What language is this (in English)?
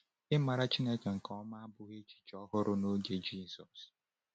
Igbo